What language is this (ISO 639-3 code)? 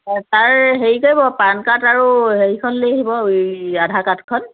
asm